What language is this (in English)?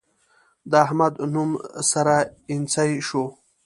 Pashto